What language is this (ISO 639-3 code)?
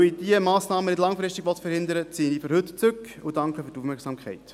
gsw